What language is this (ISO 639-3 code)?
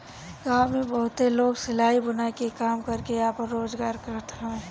bho